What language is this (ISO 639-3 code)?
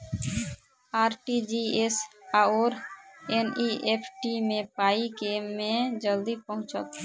mai